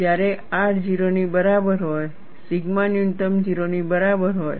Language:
Gujarati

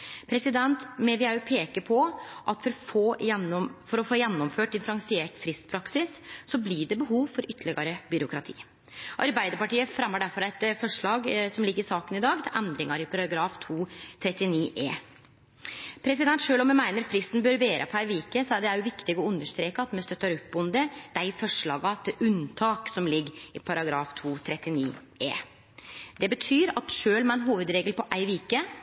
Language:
Norwegian Nynorsk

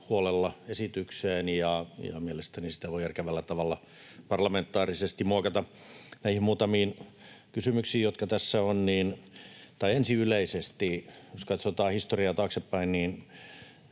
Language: Finnish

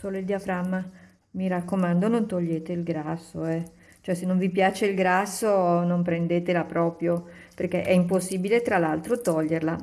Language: Italian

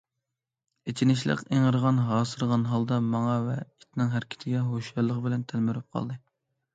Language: Uyghur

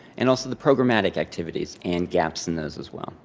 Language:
English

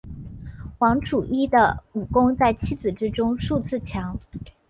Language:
Chinese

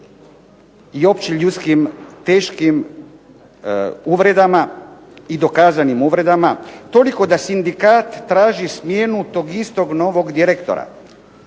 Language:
Croatian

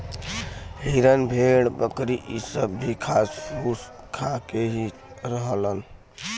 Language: Bhojpuri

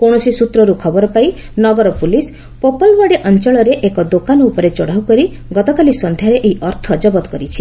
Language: Odia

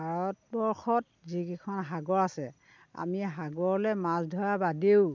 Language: Assamese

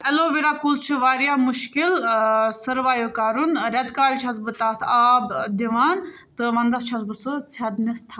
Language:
Kashmiri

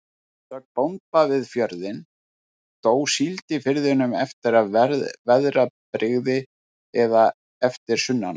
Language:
Icelandic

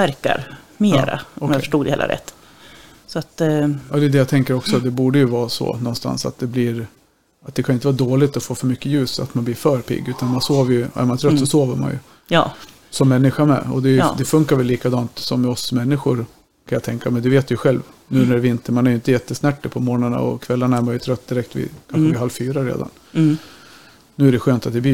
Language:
Swedish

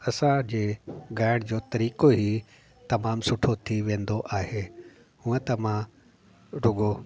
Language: Sindhi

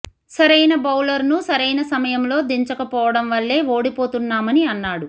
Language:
Telugu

